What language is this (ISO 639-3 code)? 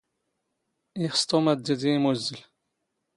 zgh